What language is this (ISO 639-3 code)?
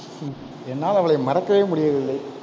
tam